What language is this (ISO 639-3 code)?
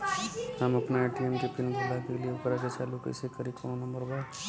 bho